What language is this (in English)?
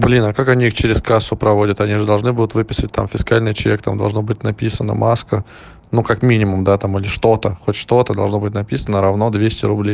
Russian